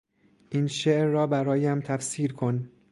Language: Persian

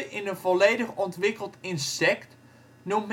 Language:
Dutch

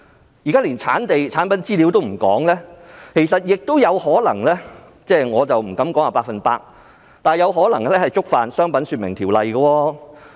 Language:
Cantonese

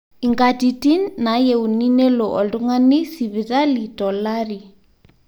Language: Masai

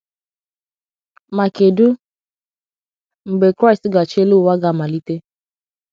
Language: Igbo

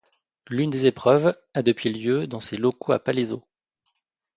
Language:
French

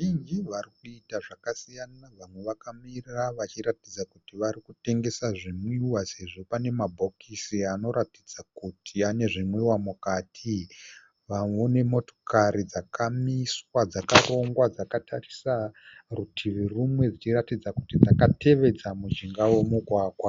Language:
Shona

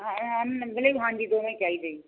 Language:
Punjabi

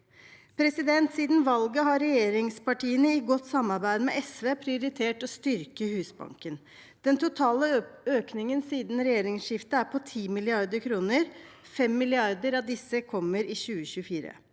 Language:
Norwegian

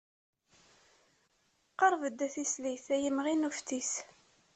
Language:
Kabyle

